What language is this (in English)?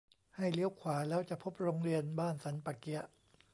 Thai